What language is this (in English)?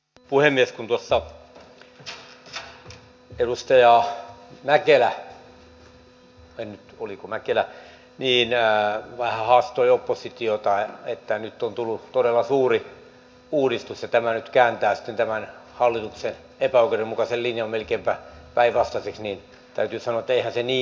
Finnish